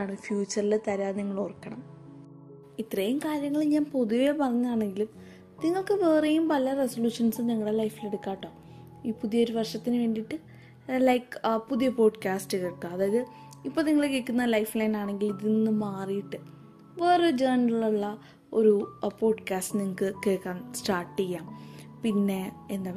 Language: Malayalam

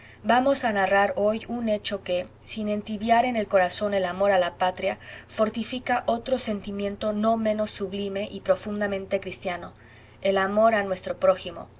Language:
Spanish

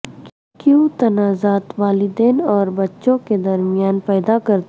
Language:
Urdu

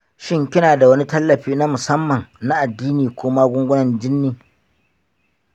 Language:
Hausa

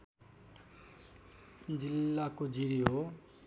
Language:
Nepali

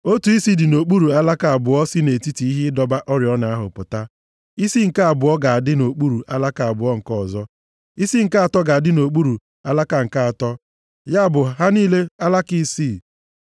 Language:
Igbo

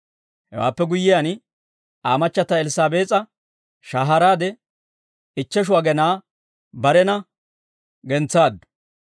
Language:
Dawro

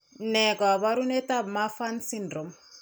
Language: Kalenjin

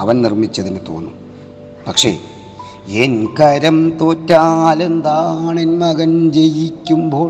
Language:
Malayalam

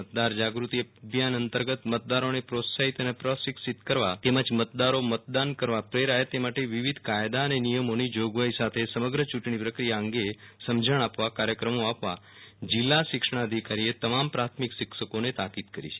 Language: Gujarati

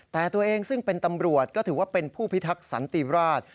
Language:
Thai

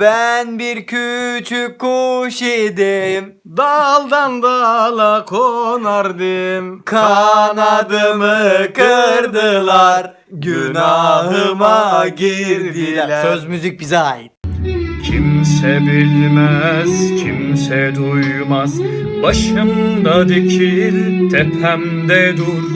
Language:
Turkish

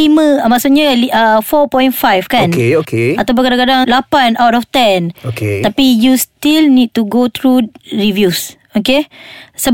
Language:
Malay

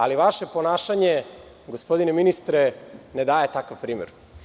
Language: Serbian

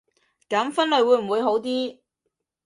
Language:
Cantonese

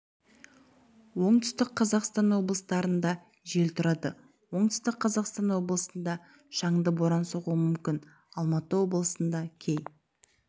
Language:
Kazakh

